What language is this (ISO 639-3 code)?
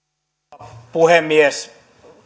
fin